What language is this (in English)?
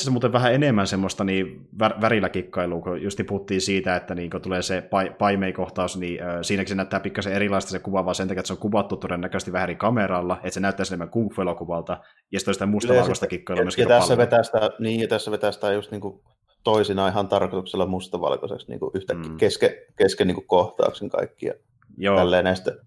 Finnish